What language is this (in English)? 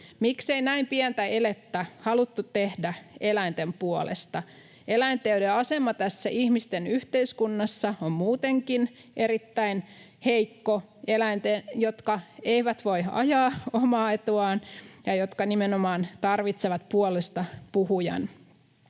Finnish